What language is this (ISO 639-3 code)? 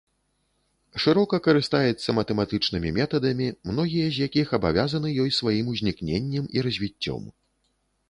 bel